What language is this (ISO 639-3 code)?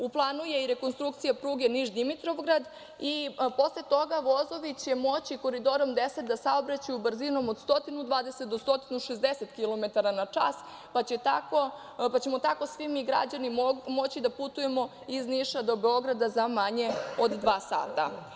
srp